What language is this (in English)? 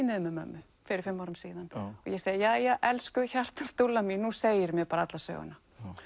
Icelandic